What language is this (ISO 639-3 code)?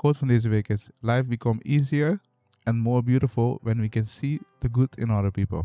nld